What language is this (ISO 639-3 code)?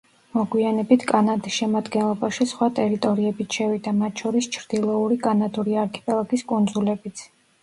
kat